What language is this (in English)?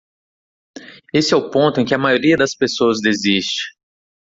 Portuguese